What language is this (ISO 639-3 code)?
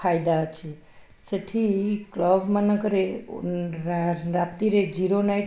ori